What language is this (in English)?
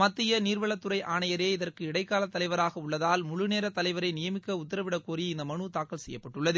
Tamil